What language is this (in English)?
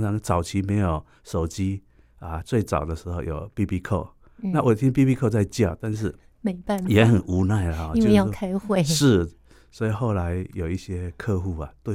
Chinese